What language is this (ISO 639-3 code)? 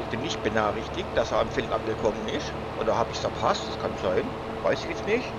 deu